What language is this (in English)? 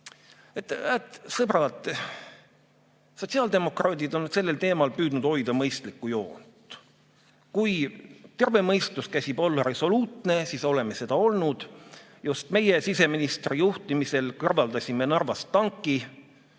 Estonian